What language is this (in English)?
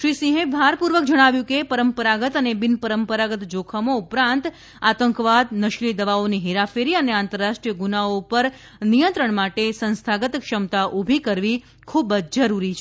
Gujarati